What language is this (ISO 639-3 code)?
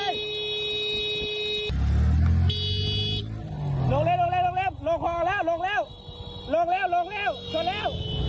tha